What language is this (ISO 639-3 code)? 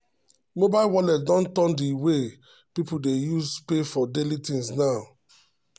pcm